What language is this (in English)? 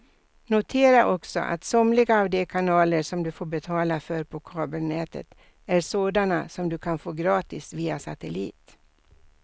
Swedish